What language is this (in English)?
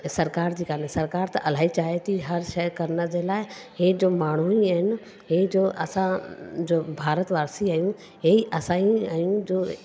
Sindhi